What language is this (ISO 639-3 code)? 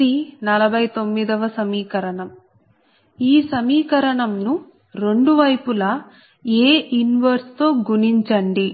tel